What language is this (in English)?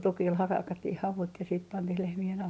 Finnish